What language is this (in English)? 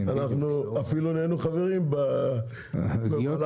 Hebrew